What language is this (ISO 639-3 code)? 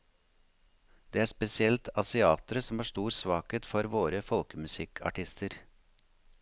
nor